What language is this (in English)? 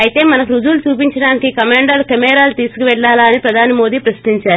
Telugu